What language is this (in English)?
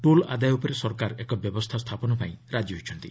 Odia